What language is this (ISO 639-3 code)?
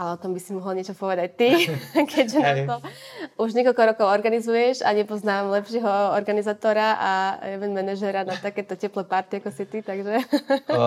slk